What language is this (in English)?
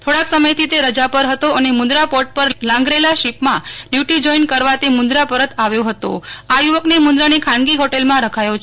Gujarati